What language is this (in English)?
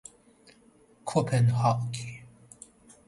Persian